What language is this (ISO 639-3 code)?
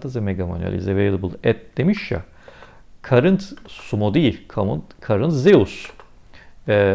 tur